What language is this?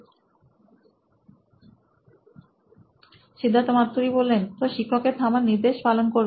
Bangla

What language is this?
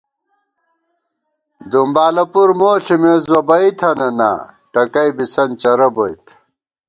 Gawar-Bati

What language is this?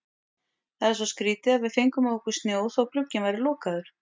Icelandic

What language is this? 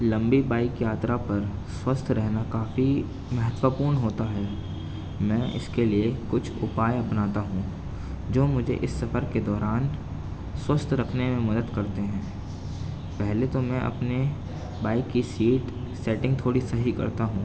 Urdu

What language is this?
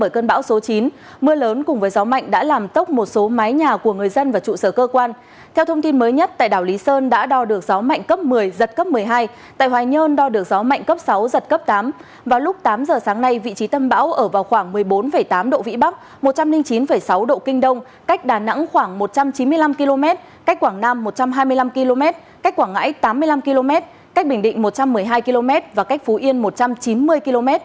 Vietnamese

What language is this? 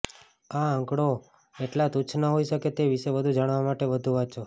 Gujarati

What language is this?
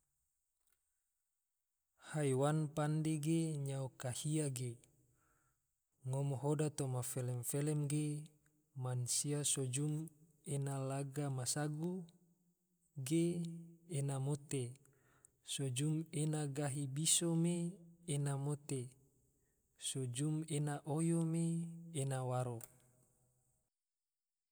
Tidore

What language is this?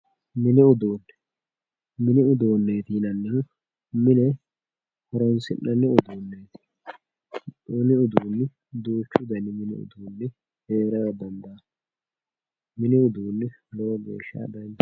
Sidamo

